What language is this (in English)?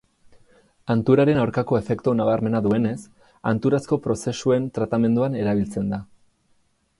Basque